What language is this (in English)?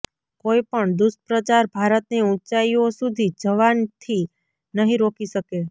Gujarati